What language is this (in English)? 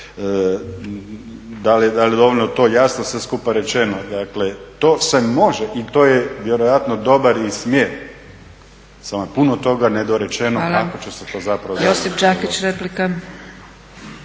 Croatian